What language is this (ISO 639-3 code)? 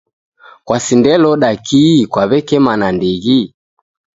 dav